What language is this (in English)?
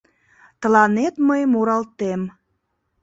Mari